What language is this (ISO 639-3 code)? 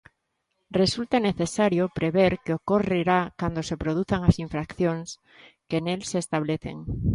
glg